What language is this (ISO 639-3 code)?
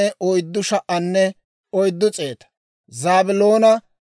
dwr